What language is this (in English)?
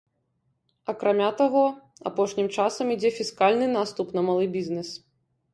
Belarusian